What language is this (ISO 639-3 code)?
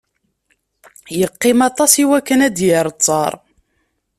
kab